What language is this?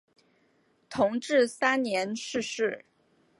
Chinese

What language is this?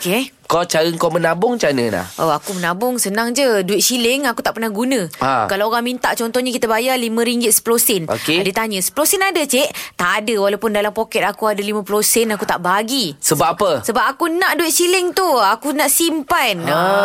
Malay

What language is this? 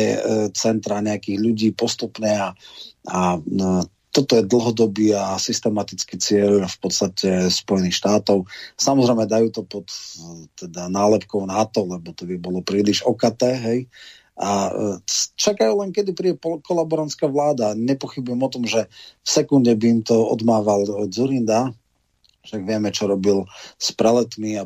Slovak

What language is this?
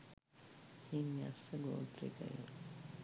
Sinhala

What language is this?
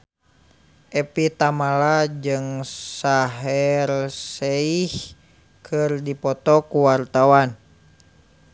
Sundanese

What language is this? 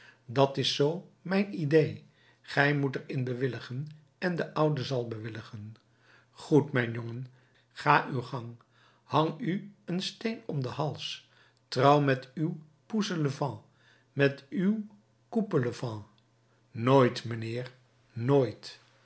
Dutch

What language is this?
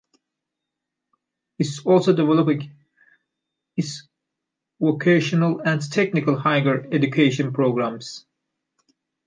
English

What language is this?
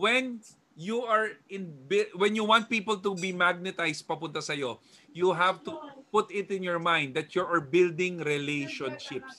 Filipino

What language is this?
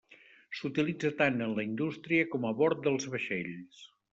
Catalan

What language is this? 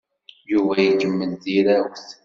Kabyle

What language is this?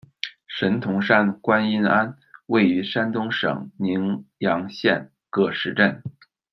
Chinese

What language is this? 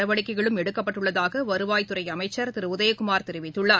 Tamil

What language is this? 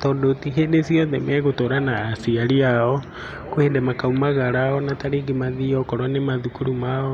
Kikuyu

